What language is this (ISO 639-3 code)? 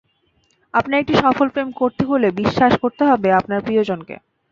ben